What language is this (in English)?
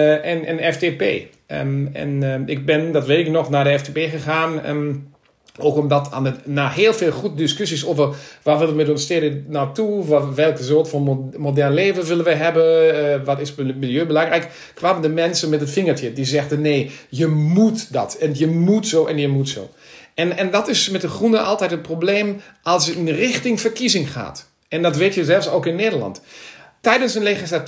Dutch